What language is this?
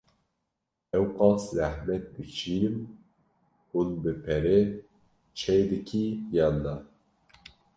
Kurdish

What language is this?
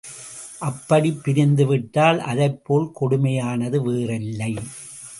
Tamil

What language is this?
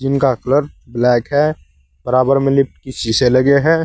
Hindi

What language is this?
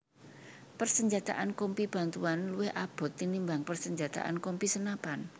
Javanese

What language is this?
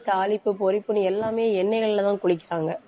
Tamil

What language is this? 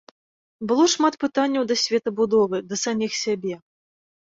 Belarusian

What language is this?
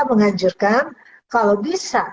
Indonesian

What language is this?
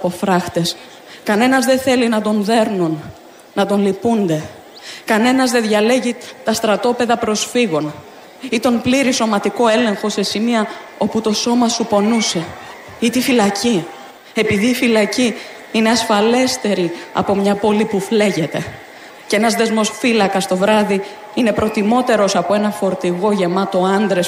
Greek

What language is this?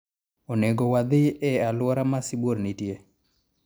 Luo (Kenya and Tanzania)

